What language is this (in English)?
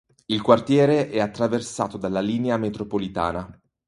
Italian